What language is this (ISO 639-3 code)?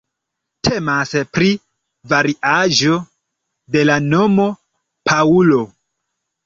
epo